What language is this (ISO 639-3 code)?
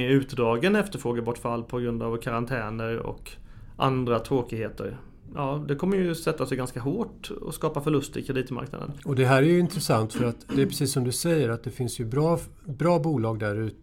swe